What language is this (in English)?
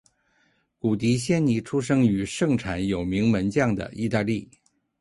Chinese